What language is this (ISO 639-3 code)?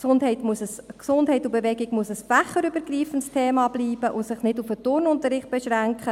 gsw